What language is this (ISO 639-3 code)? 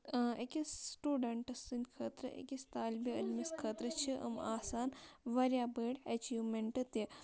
kas